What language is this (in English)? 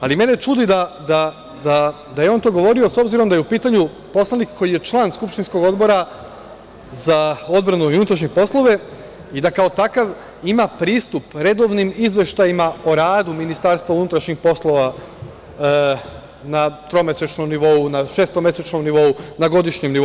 Serbian